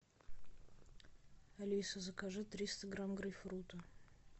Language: Russian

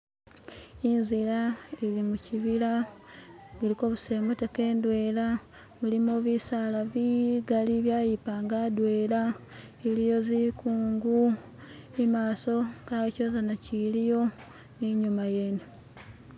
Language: Masaaba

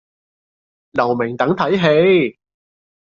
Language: Cantonese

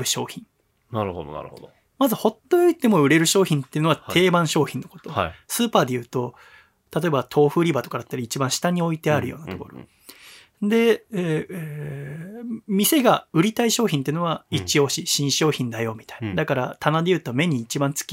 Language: Japanese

